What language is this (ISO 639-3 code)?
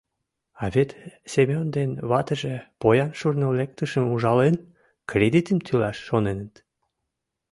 chm